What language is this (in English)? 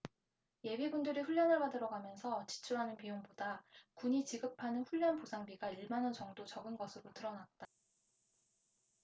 Korean